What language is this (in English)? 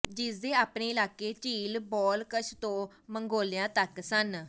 Punjabi